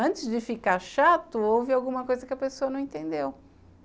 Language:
Portuguese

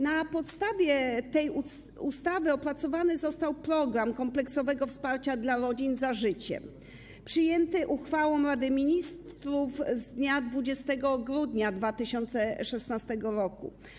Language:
Polish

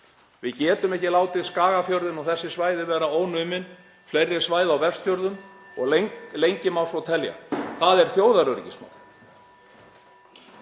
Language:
Icelandic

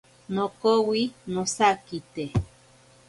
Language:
Ashéninka Perené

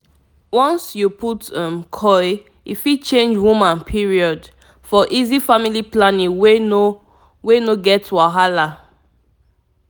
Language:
Nigerian Pidgin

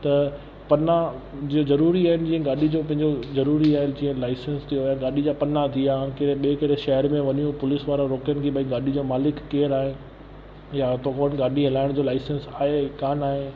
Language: Sindhi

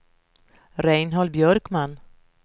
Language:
Swedish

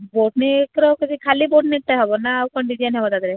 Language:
Odia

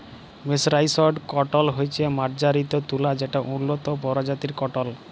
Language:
Bangla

